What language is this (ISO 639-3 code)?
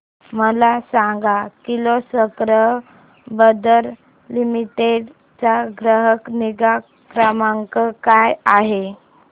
mar